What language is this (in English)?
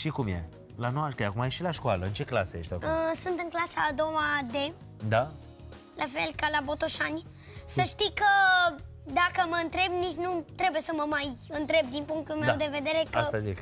Romanian